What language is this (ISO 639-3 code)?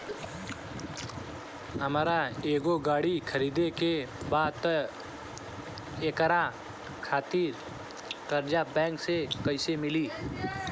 bho